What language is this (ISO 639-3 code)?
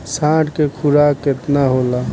bho